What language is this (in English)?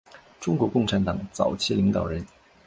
Chinese